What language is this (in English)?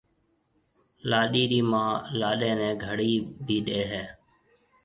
Marwari (Pakistan)